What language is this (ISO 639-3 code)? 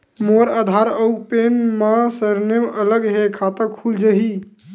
hne